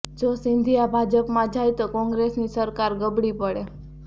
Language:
Gujarati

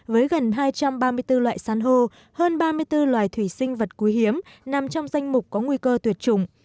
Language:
Vietnamese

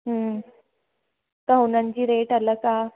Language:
Sindhi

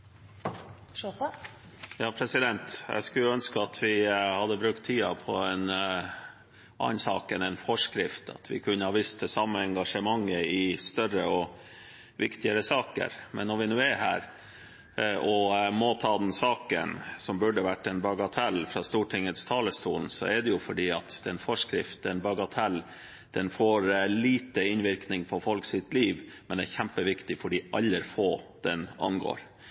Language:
Norwegian Bokmål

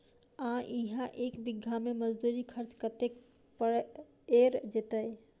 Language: Maithili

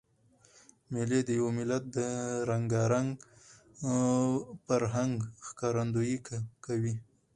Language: Pashto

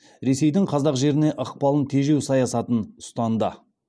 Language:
Kazakh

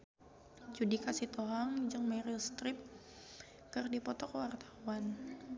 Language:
Sundanese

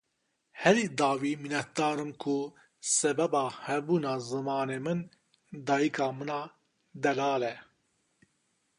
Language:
Kurdish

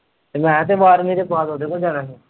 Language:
Punjabi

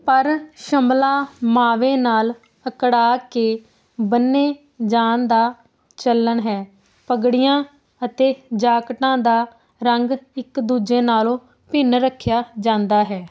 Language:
Punjabi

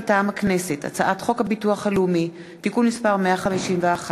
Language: Hebrew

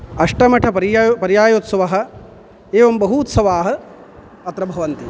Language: Sanskrit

